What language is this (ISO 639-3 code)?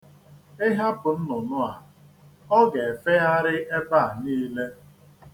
ibo